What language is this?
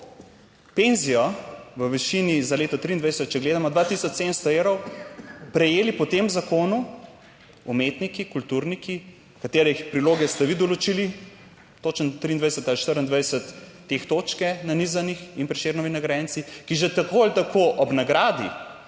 Slovenian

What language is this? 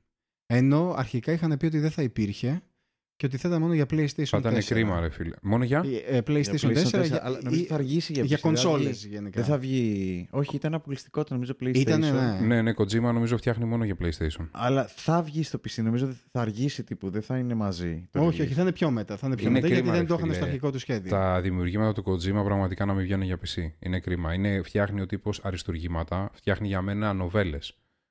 Greek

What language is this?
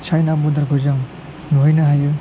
Bodo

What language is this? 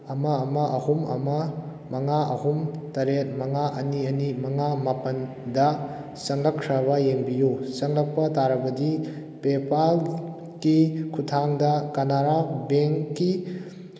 Manipuri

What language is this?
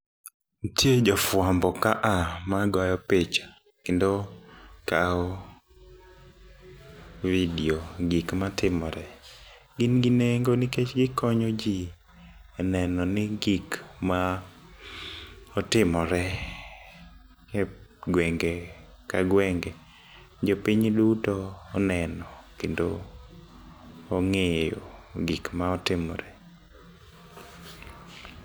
Luo (Kenya and Tanzania)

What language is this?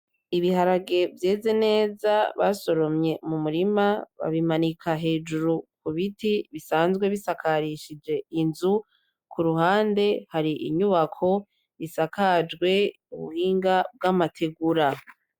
Rundi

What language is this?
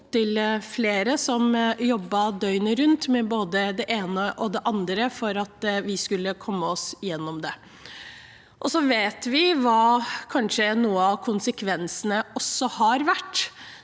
Norwegian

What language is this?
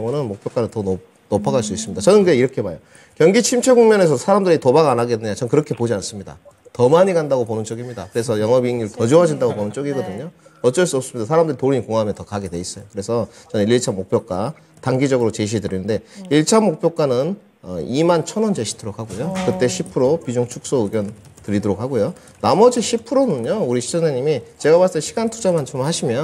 Korean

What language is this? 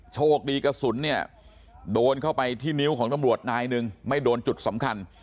Thai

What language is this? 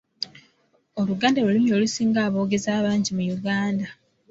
Ganda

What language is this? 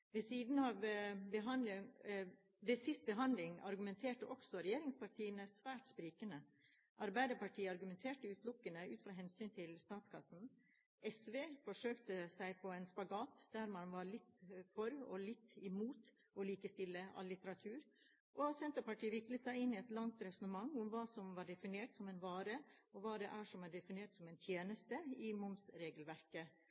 Norwegian Bokmål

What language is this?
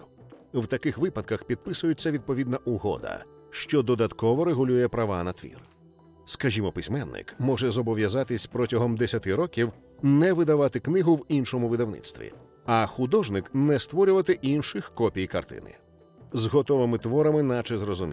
Ukrainian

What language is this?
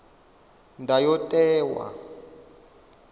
Venda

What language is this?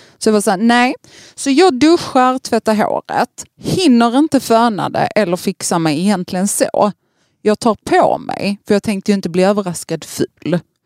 Swedish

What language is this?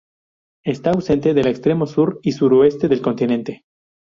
Spanish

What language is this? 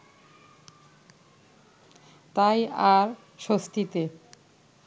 Bangla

